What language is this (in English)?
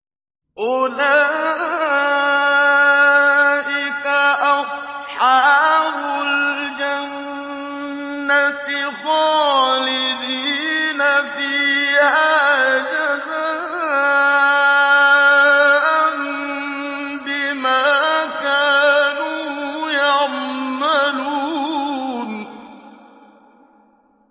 Arabic